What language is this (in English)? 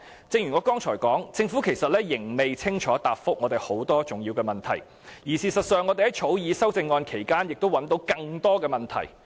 Cantonese